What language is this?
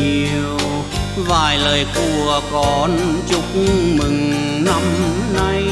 Vietnamese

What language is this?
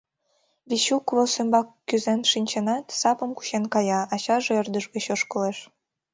Mari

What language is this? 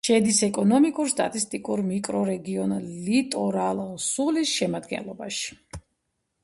Georgian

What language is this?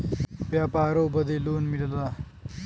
Bhojpuri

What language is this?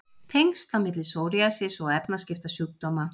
Icelandic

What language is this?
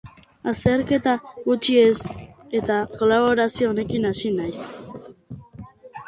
Basque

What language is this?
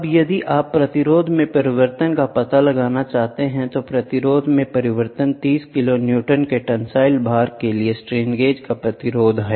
Hindi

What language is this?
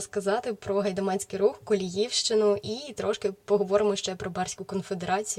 Ukrainian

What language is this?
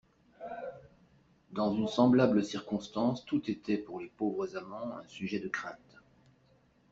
French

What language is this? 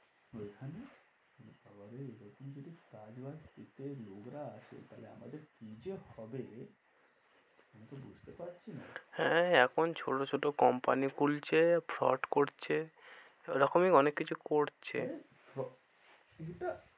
Bangla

